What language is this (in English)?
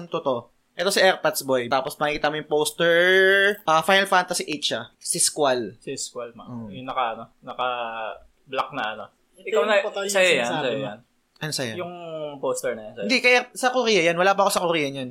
Filipino